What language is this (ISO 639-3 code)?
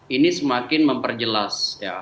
ind